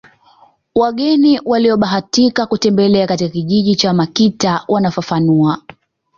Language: Swahili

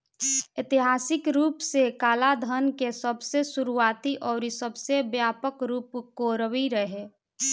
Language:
Bhojpuri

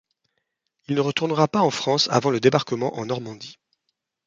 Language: French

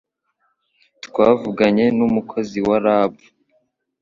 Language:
Kinyarwanda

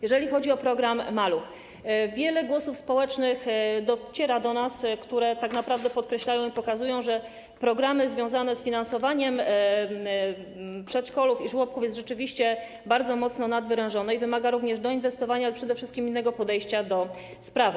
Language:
Polish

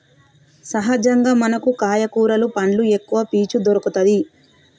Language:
Telugu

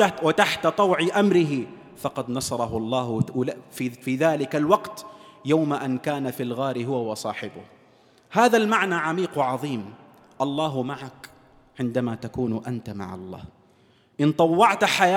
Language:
Arabic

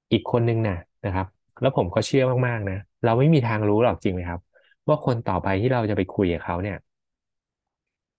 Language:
Thai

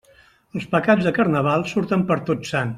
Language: Catalan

